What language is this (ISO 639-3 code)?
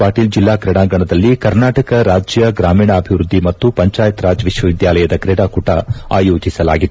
kan